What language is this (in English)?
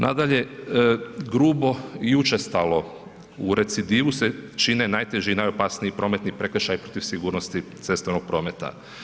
Croatian